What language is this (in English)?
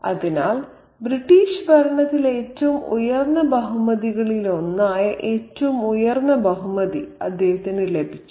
Malayalam